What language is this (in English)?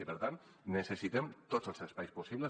Catalan